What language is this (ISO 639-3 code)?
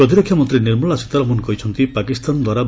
ori